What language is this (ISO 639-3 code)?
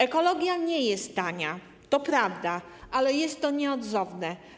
pol